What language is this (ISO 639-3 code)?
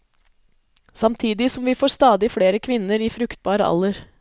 nor